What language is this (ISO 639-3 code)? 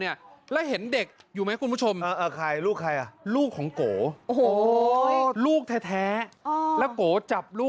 tha